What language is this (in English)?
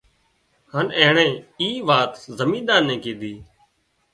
Wadiyara Koli